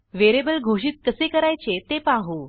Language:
Marathi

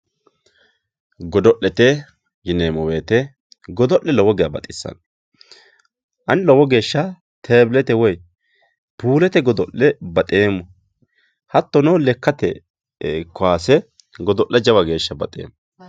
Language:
Sidamo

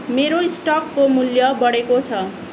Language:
Nepali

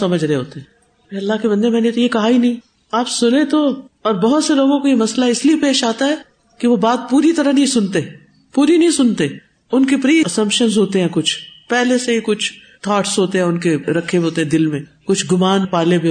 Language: Urdu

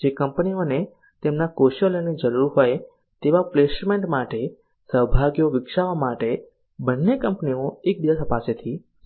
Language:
Gujarati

